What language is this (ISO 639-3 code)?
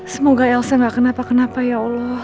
ind